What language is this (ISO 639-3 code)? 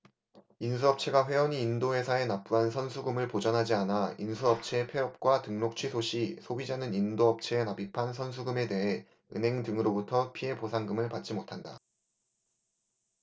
kor